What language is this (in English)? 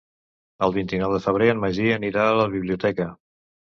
Catalan